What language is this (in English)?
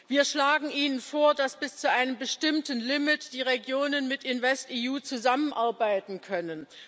German